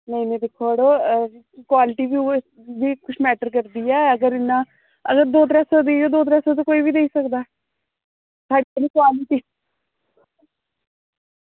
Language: Dogri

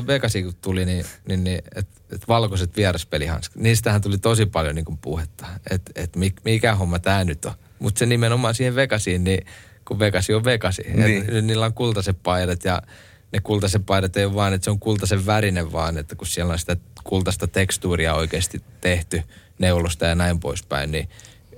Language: Finnish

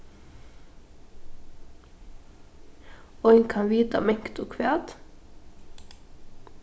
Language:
Faroese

